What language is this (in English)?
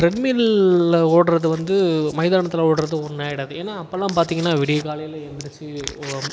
Tamil